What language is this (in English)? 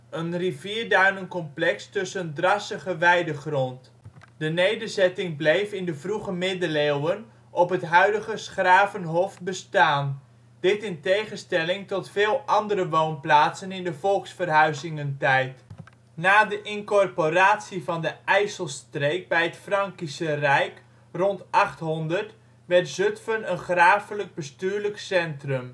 Dutch